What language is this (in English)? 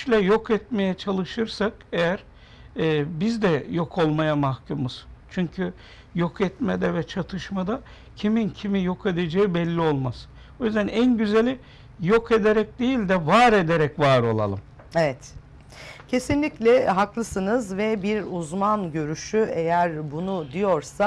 Turkish